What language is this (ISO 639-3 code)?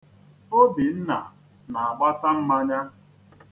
ibo